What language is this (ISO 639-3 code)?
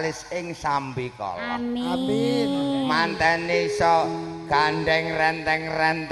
ind